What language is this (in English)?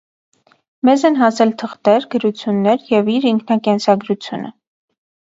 Armenian